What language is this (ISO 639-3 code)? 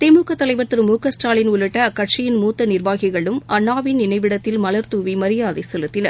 tam